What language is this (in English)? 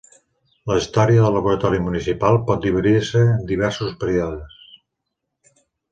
Catalan